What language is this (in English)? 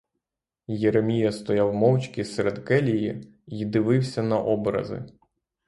Ukrainian